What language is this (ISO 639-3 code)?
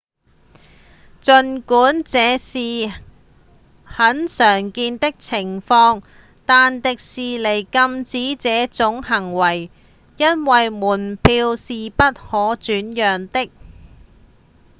yue